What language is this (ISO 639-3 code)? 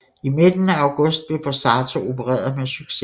dan